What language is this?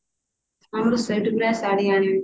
Odia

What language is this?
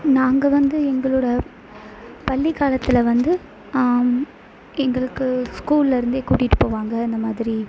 Tamil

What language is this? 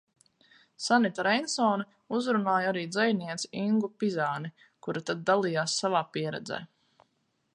Latvian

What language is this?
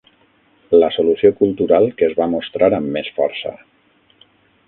Catalan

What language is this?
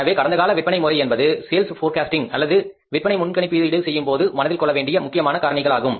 Tamil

